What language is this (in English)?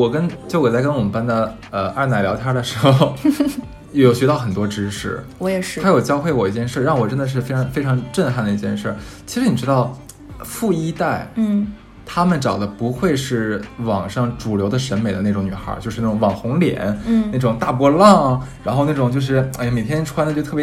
Chinese